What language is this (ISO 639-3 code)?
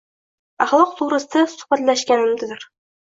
uzb